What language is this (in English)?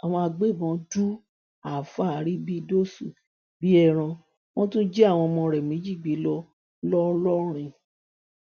Yoruba